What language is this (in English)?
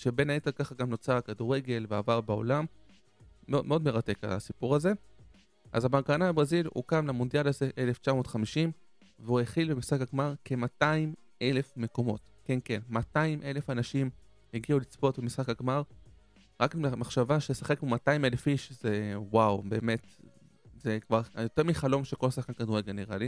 Hebrew